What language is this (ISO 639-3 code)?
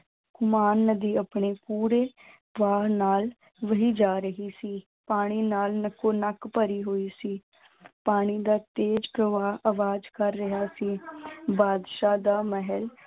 pan